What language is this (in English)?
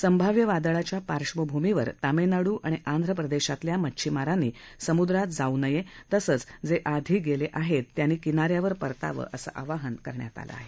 Marathi